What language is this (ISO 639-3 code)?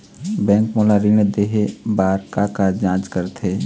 hne